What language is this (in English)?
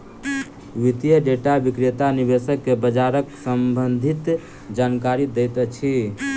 Maithili